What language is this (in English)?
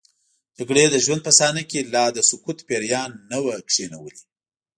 Pashto